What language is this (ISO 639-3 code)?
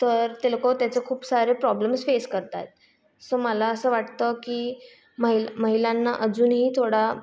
mar